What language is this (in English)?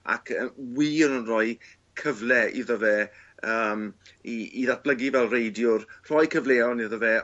Welsh